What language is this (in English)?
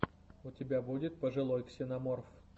Russian